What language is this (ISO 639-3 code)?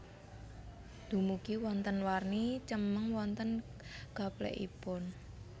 jav